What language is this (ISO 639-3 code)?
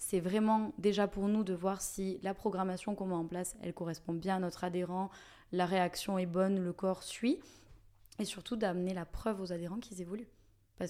fra